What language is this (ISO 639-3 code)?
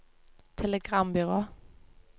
nor